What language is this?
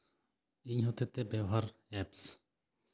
Santali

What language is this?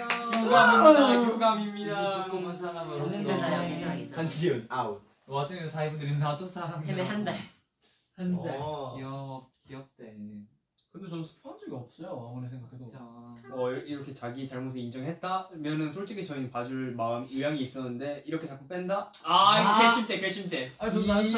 Korean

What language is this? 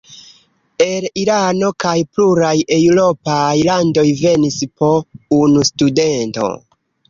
Esperanto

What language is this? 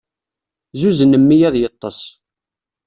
Kabyle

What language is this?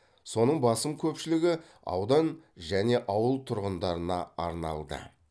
Kazakh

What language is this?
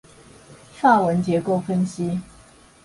Chinese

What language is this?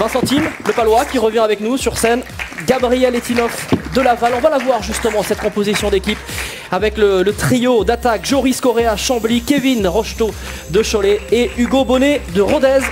French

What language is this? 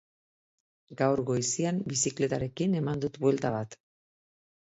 Basque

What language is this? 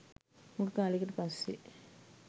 Sinhala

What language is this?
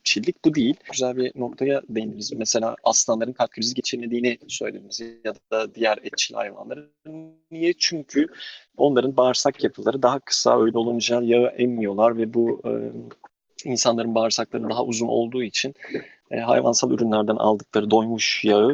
Turkish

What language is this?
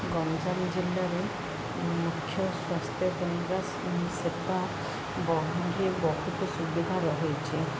Odia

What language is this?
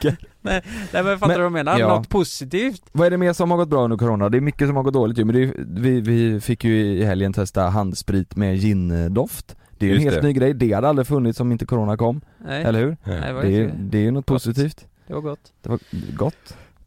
Swedish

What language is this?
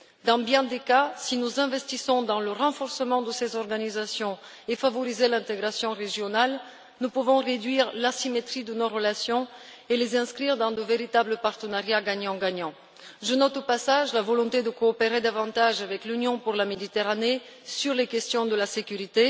French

